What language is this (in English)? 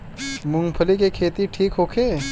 Bhojpuri